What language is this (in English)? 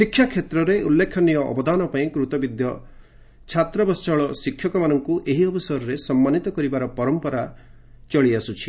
Odia